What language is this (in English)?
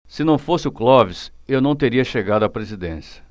Portuguese